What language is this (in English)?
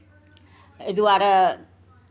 Maithili